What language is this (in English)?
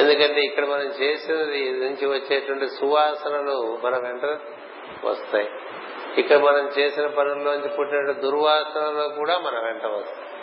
Telugu